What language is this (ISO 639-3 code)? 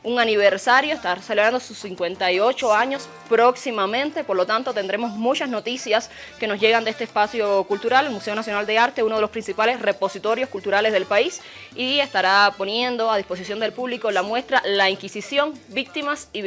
spa